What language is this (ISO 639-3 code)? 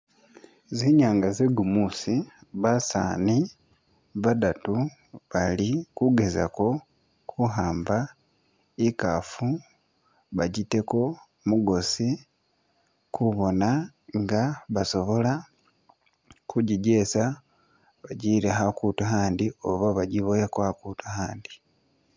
myx